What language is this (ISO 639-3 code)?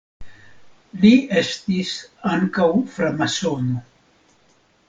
epo